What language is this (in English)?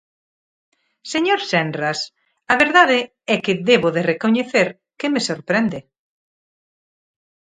Galician